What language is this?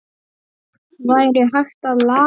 Icelandic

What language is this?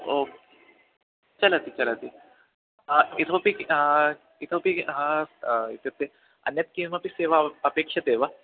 Sanskrit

